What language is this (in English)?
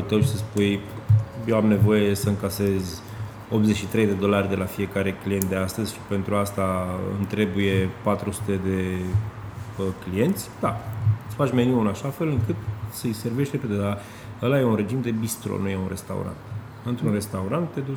Romanian